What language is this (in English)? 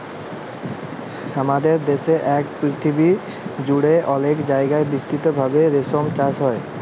Bangla